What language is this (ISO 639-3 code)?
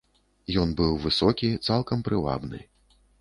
bel